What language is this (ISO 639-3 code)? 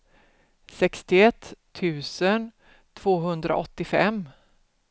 swe